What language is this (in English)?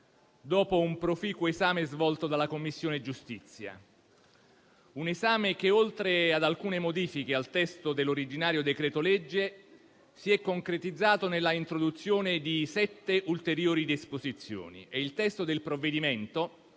Italian